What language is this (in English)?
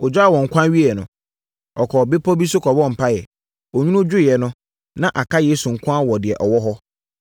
Akan